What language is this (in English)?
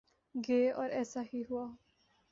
Urdu